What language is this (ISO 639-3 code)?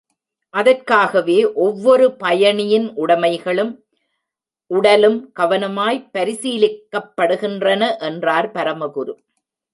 tam